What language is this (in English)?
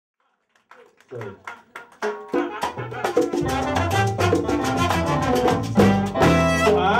Turkish